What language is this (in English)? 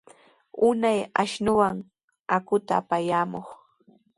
Sihuas Ancash Quechua